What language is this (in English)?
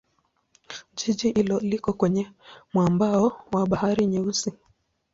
Swahili